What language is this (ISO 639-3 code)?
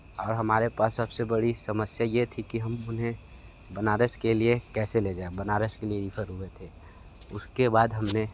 hin